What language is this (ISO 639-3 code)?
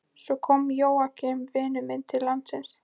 isl